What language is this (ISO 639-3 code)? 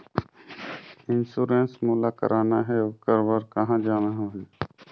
hne